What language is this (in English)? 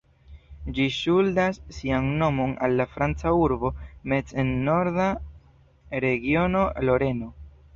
Esperanto